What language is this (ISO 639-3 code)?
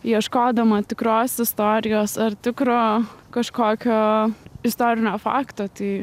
lit